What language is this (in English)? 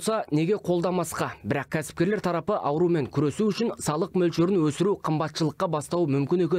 Turkish